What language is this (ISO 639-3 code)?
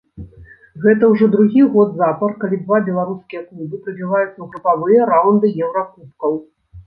bel